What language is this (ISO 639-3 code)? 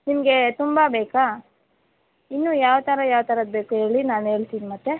kan